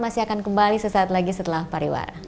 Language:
Indonesian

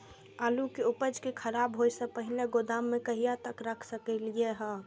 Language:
Maithili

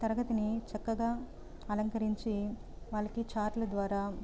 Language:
Telugu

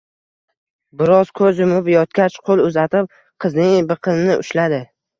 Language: Uzbek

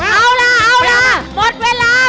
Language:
Thai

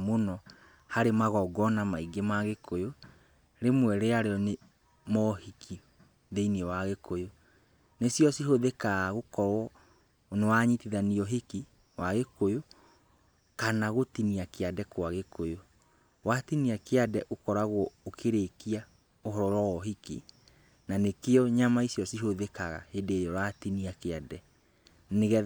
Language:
Kikuyu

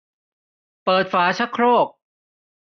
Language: Thai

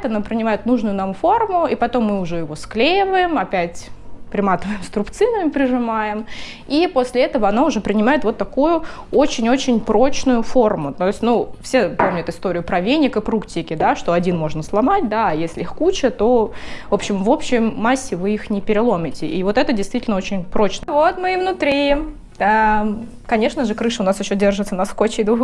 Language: Russian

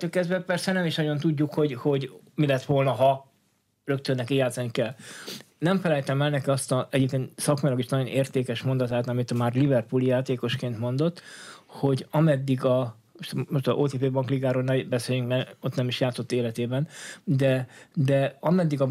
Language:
Hungarian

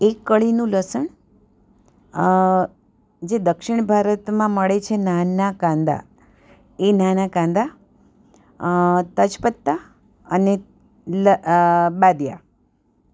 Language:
Gujarati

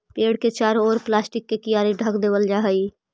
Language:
Magahi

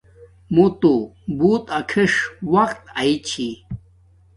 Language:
Domaaki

